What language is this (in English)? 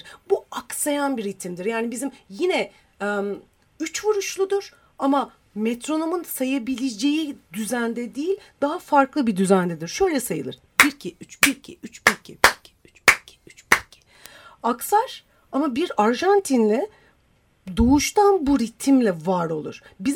Turkish